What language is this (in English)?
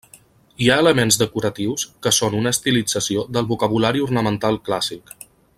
Catalan